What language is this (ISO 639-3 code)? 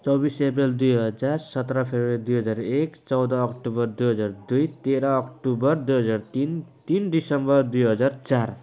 nep